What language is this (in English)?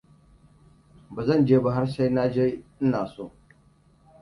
Hausa